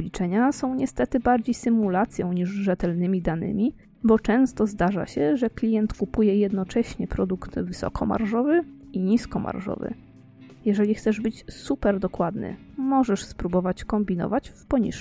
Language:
Polish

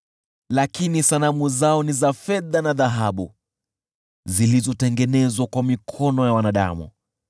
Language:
Swahili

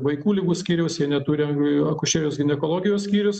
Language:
Lithuanian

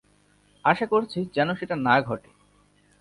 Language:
Bangla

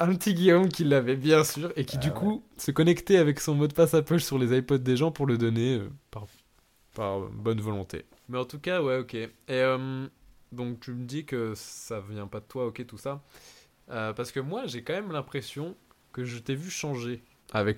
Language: French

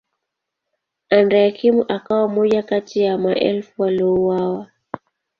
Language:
Swahili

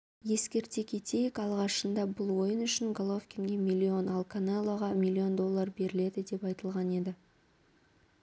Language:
Kazakh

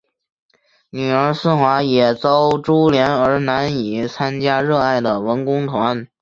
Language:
Chinese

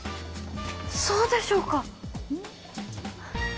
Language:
Japanese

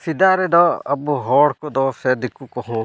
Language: Santali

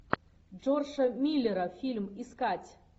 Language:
Russian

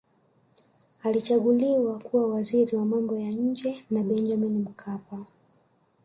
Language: Swahili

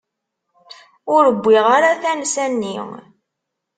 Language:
Kabyle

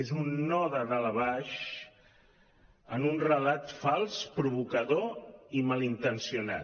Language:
Catalan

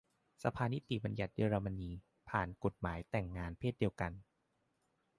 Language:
Thai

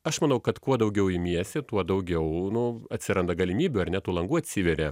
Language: Lithuanian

